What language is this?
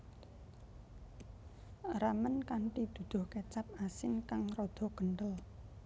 Javanese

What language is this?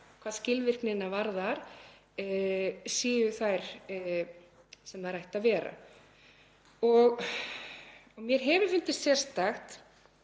Icelandic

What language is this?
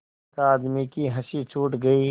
Hindi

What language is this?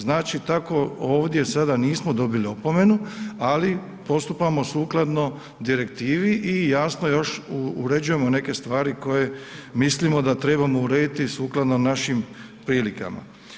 Croatian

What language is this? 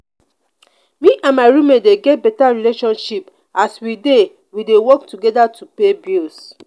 Nigerian Pidgin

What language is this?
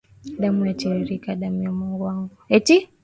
Swahili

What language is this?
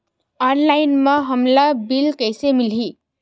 Chhattisgarhi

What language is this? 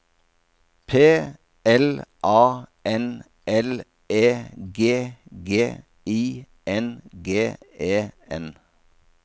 Norwegian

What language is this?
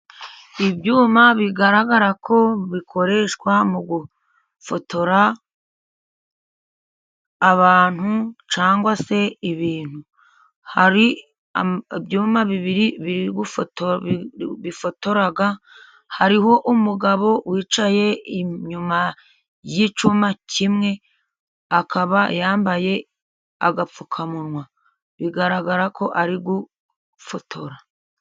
Kinyarwanda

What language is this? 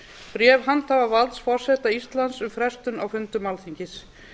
Icelandic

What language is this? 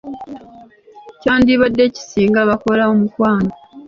Ganda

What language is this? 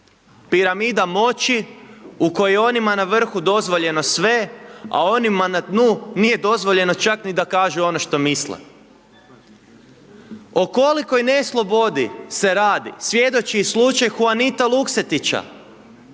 Croatian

